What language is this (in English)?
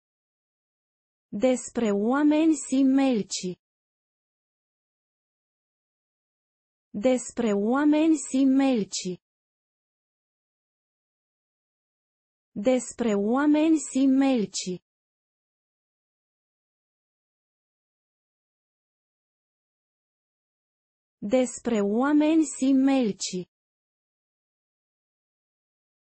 Romanian